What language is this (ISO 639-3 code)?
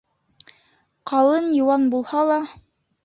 bak